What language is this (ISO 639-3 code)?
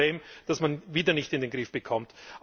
deu